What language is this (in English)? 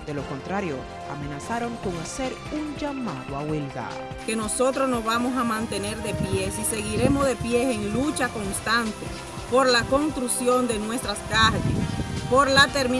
Spanish